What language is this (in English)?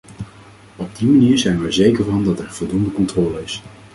Dutch